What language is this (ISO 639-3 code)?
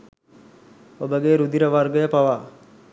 sin